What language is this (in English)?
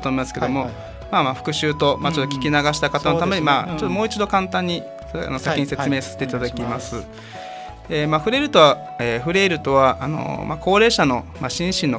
Japanese